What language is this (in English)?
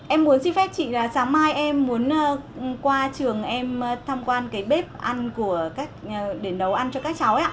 Vietnamese